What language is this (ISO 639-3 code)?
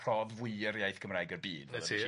cym